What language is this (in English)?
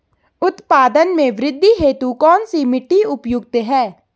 Hindi